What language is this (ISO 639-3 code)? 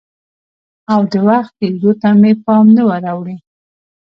pus